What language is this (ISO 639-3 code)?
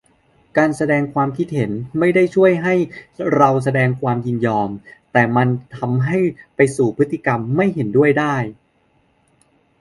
tha